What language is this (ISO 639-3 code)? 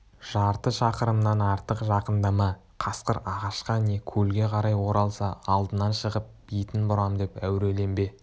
kaz